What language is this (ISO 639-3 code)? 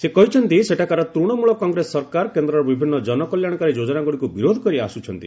ori